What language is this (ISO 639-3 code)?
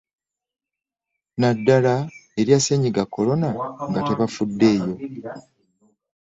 lug